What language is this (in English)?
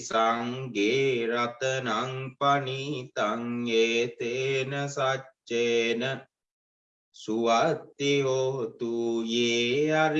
Vietnamese